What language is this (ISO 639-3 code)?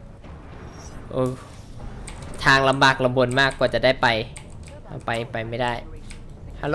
tha